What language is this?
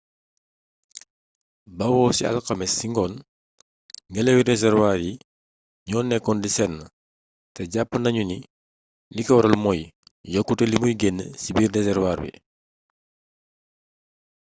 Wolof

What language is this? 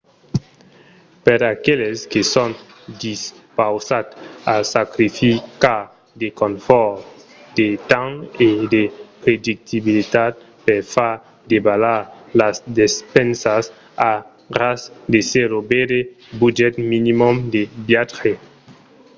Occitan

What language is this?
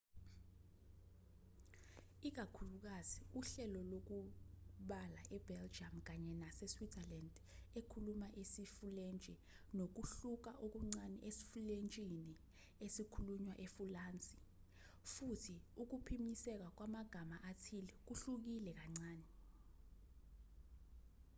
Zulu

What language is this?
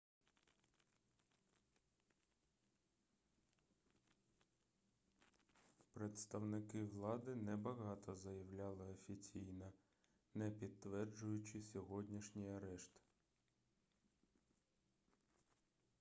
Ukrainian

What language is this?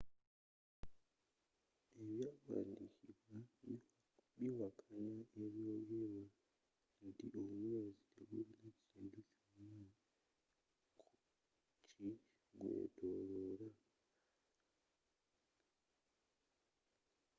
Ganda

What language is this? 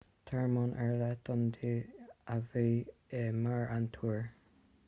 Irish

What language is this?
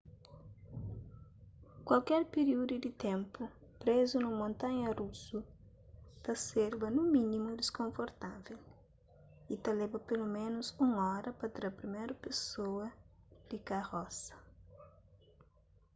Kabuverdianu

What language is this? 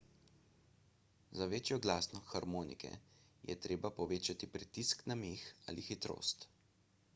Slovenian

